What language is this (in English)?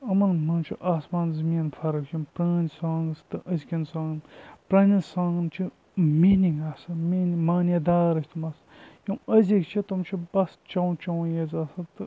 Kashmiri